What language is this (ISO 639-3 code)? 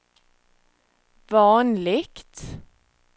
swe